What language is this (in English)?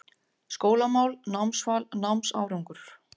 Icelandic